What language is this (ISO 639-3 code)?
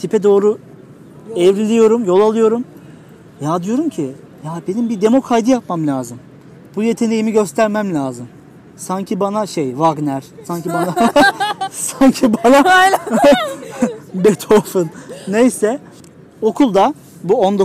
tur